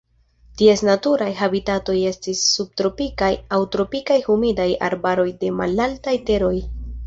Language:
Esperanto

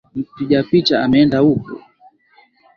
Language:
Swahili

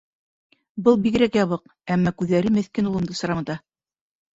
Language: Bashkir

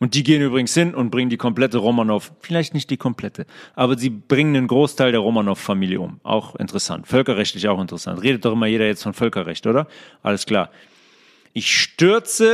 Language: German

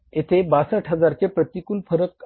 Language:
Marathi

